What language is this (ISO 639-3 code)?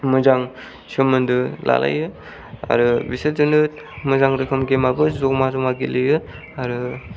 brx